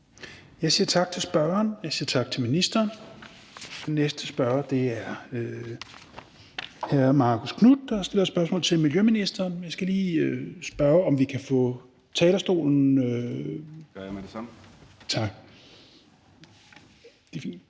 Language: Danish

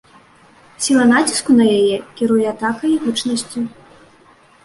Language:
Belarusian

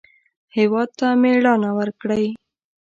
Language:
Pashto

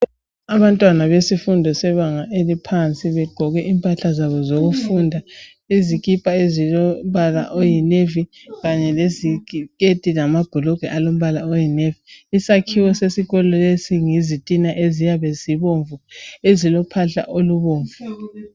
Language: North Ndebele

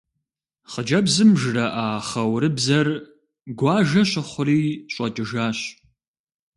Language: Kabardian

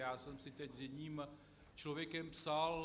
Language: Czech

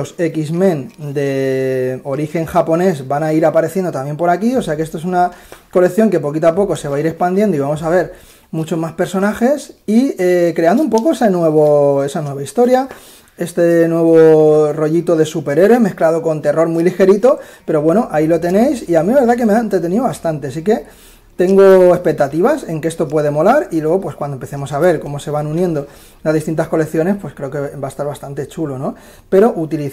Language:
Spanish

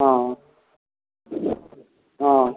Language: Maithili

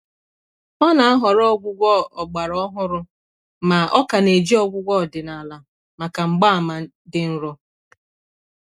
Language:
Igbo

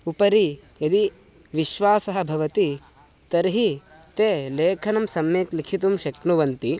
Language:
Sanskrit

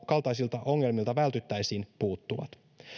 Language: Finnish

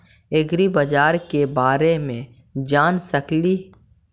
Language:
Magahi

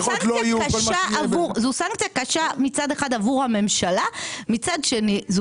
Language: Hebrew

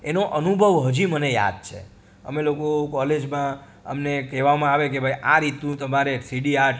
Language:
Gujarati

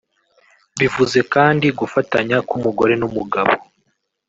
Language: Kinyarwanda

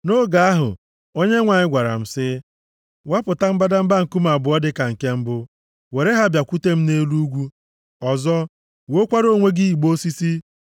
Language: Igbo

